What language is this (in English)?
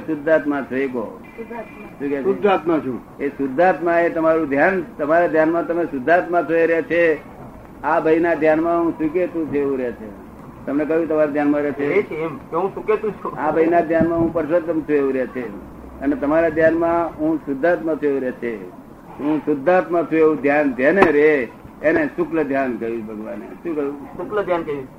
Gujarati